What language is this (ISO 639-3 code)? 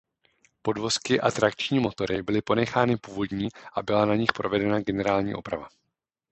ces